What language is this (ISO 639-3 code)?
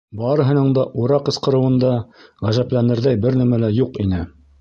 bak